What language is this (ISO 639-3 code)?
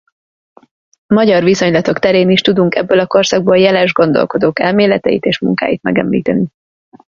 hun